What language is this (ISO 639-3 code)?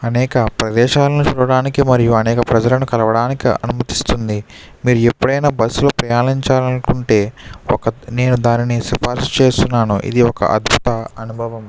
tel